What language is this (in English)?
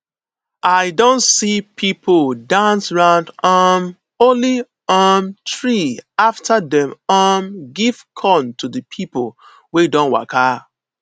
Nigerian Pidgin